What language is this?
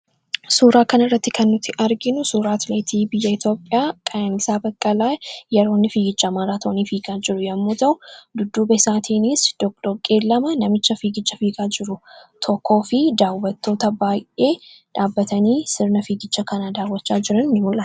Oromo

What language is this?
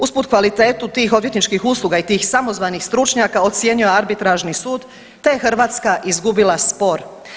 Croatian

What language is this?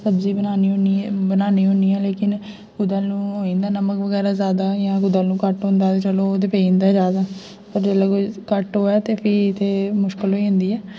Dogri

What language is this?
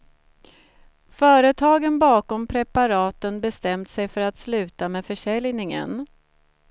Swedish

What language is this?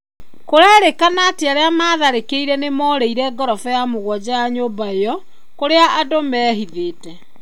Kikuyu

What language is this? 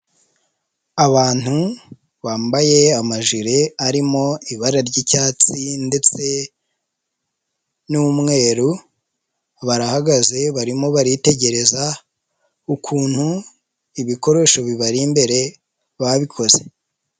Kinyarwanda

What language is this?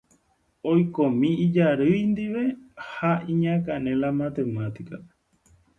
Guarani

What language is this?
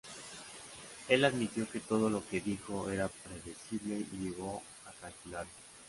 Spanish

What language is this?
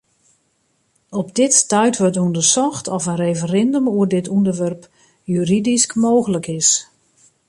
Western Frisian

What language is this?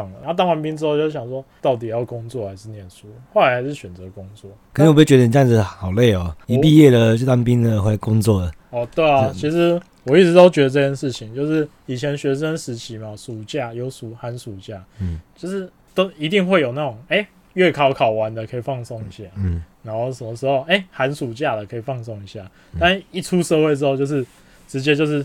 Chinese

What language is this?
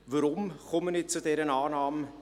Swiss German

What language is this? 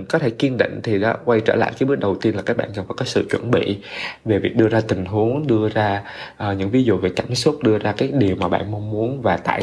Vietnamese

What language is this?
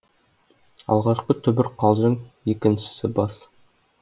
Kazakh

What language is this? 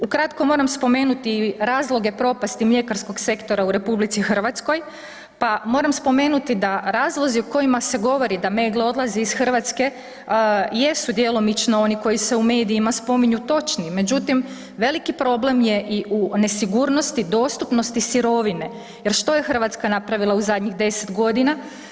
Croatian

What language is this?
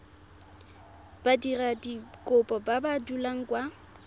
Tswana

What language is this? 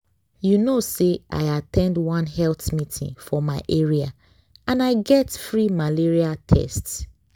Nigerian Pidgin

